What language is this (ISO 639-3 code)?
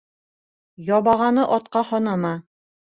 bak